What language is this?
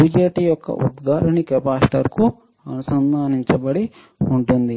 Telugu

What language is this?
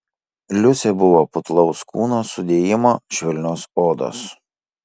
Lithuanian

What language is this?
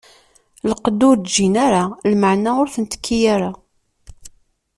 Kabyle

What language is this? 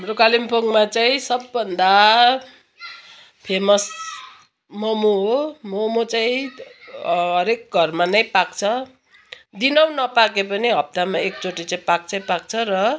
Nepali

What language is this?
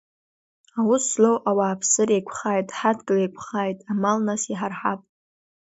Abkhazian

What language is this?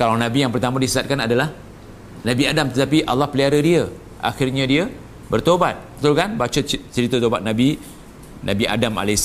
Malay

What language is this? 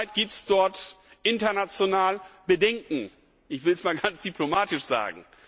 German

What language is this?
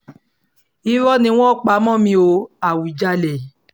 Yoruba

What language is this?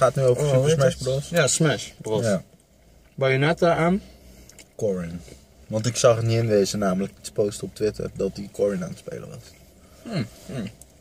Dutch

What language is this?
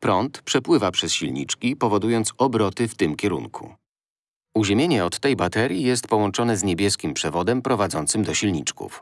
Polish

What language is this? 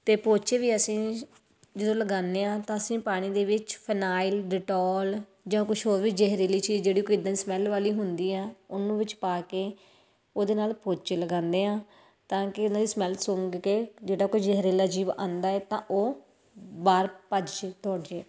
Punjabi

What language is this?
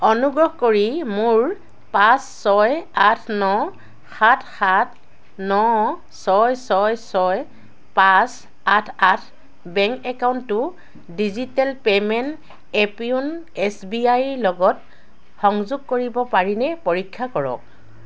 Assamese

